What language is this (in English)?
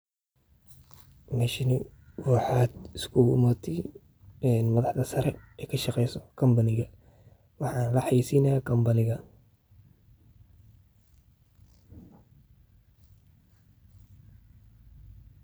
Somali